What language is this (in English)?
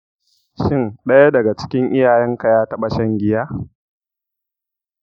Hausa